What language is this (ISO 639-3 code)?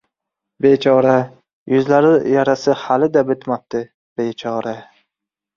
uzb